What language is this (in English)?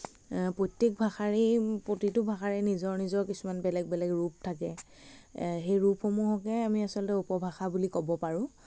Assamese